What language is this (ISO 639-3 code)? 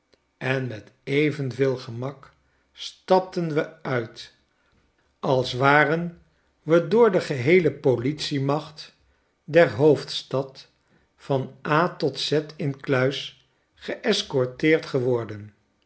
nld